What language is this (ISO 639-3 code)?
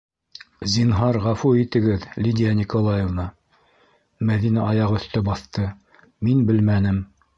bak